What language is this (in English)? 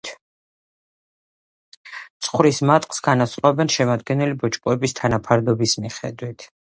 Georgian